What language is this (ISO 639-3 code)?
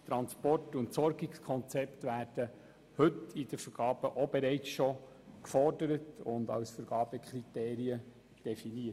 gsw